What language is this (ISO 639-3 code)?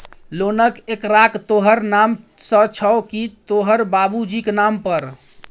mai